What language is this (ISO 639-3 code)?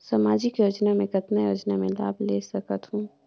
hne